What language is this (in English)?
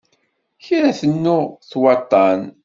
Kabyle